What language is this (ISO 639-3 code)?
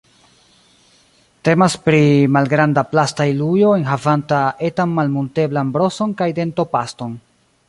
epo